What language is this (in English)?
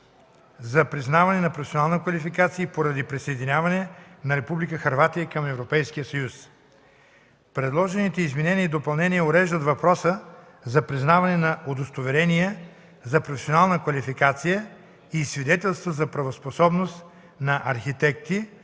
Bulgarian